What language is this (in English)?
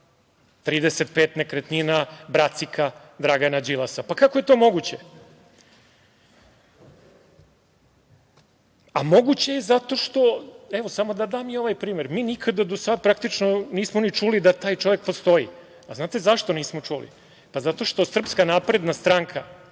Serbian